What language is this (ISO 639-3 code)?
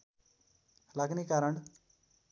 nep